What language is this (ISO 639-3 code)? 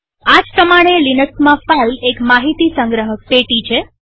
guj